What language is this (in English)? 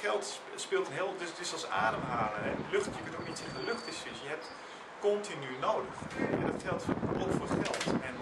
Dutch